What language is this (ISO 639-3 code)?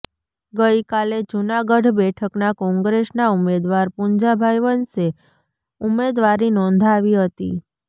guj